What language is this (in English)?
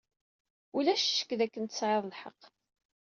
Kabyle